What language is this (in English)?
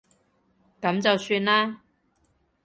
Cantonese